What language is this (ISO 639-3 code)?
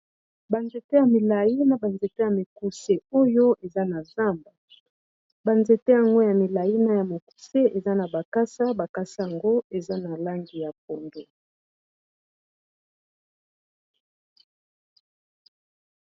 lin